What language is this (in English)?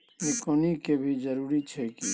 Maithili